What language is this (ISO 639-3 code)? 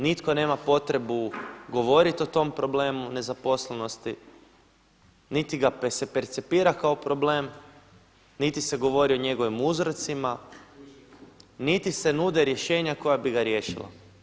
hrv